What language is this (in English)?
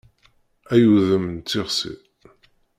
Kabyle